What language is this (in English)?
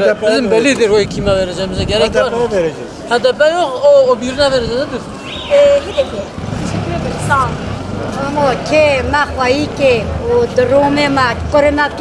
Turkish